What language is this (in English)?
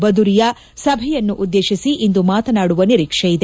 Kannada